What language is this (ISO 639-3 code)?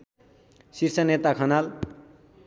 nep